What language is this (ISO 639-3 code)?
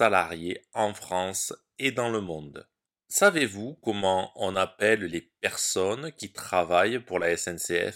fra